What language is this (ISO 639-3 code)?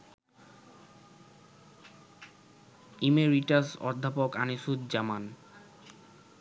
ben